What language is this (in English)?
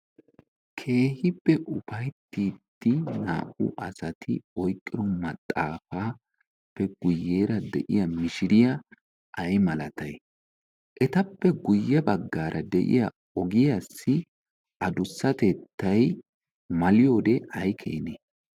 Wolaytta